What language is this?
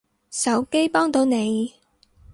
Cantonese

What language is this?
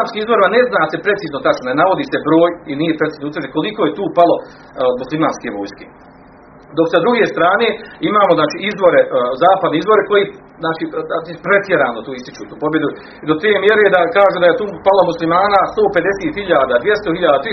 Croatian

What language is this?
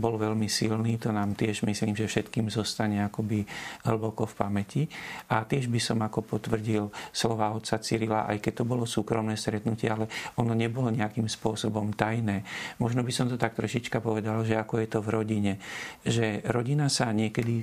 Slovak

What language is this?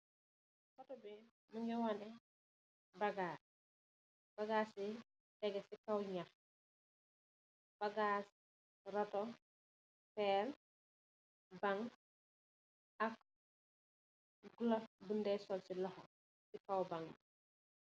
Wolof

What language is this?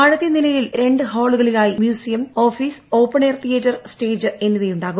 Malayalam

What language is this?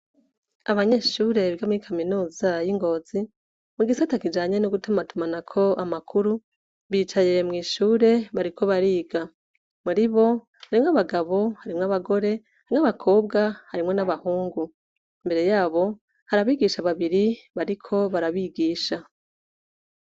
Rundi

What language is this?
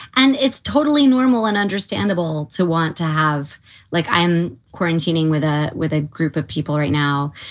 English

